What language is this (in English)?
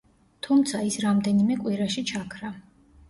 Georgian